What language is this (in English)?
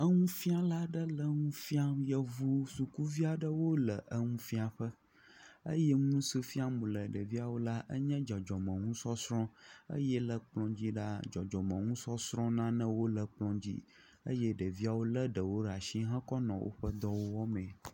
Ewe